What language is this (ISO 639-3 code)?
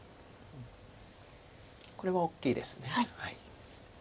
jpn